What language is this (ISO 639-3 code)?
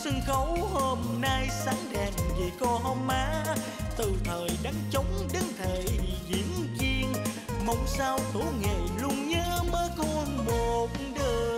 vie